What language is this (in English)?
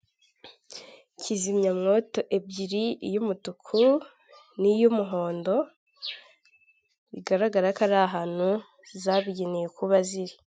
Kinyarwanda